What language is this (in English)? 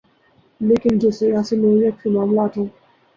Urdu